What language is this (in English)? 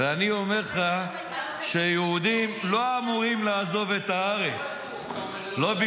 Hebrew